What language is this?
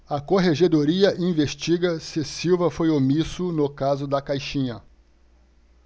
Portuguese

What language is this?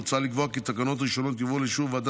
Hebrew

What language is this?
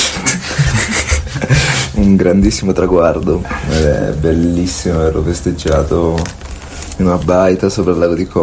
Italian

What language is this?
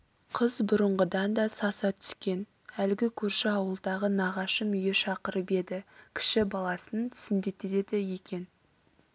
Kazakh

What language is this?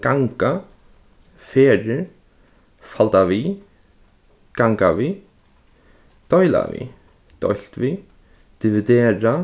Faroese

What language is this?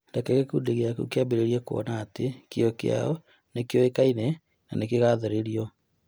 Kikuyu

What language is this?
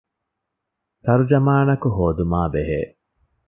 Divehi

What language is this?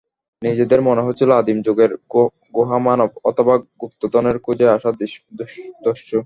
Bangla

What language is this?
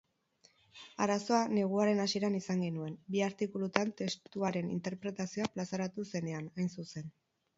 Basque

